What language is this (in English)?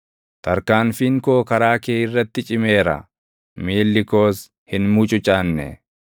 Oromo